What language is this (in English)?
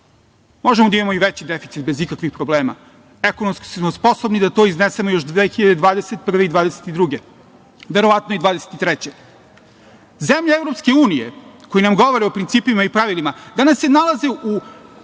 Serbian